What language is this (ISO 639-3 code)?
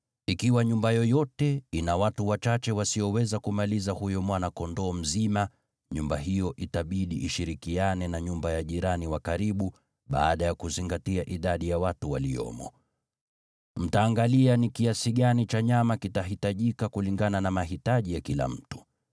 swa